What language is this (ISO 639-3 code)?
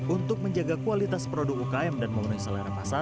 ind